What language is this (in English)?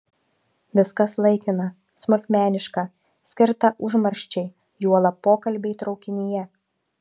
Lithuanian